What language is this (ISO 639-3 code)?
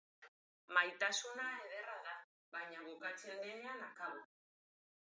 eus